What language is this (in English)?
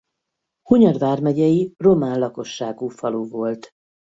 Hungarian